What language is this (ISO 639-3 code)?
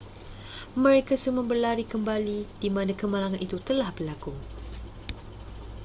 msa